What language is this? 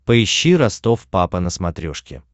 Russian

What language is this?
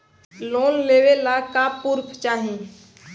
Bhojpuri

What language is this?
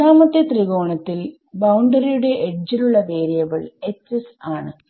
Malayalam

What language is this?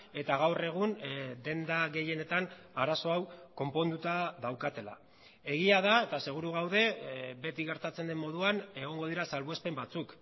Basque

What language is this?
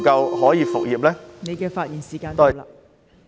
Cantonese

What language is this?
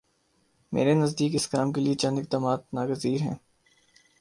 Urdu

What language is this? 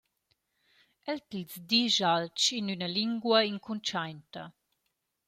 Romansh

